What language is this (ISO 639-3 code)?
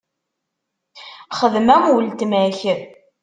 kab